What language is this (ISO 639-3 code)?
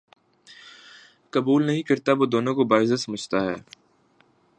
urd